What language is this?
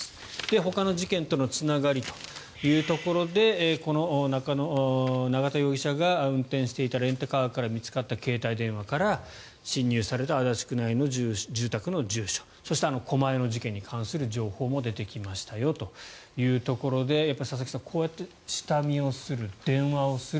Japanese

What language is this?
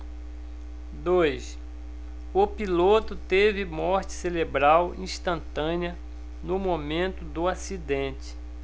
Portuguese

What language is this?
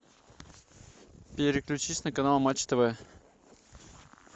Russian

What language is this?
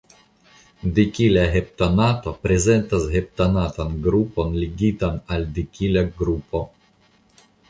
Esperanto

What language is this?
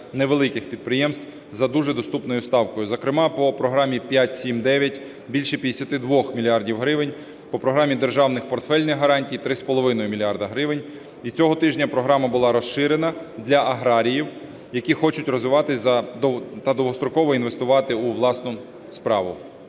Ukrainian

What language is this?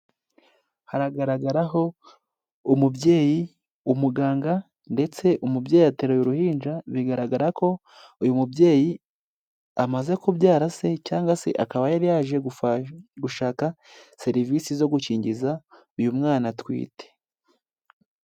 Kinyarwanda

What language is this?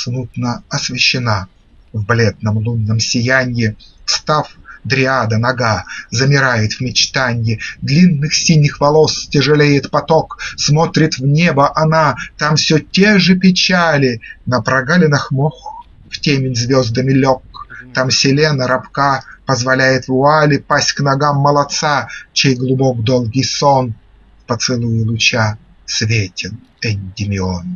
Russian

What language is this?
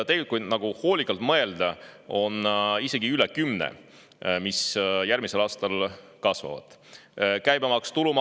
Estonian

